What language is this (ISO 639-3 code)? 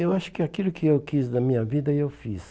por